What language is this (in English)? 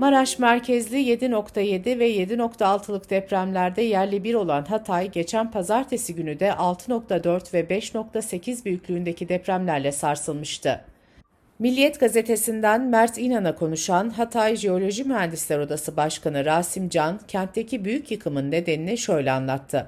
Turkish